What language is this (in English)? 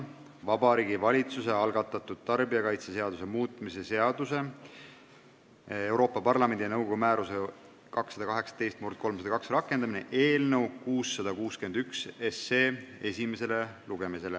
Estonian